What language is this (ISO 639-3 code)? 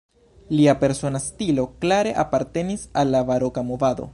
epo